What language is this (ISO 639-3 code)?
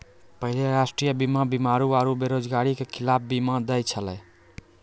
mai